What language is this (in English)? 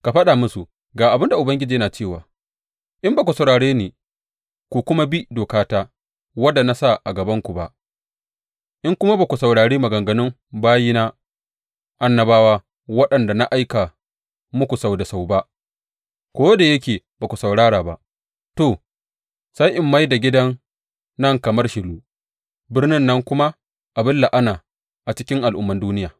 Hausa